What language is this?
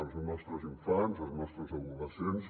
Catalan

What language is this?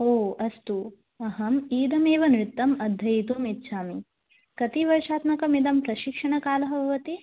Sanskrit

